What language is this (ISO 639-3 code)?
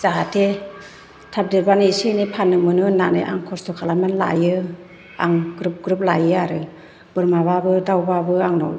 brx